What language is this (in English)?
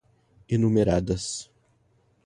Portuguese